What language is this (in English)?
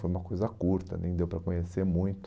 Portuguese